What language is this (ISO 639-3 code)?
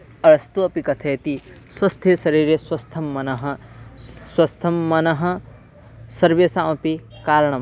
san